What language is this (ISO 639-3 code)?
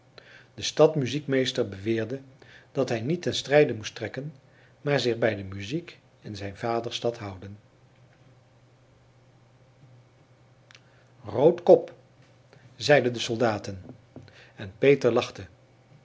nld